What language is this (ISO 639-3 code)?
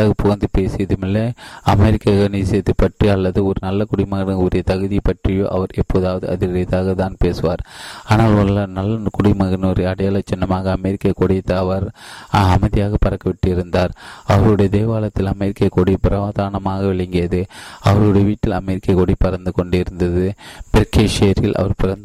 tam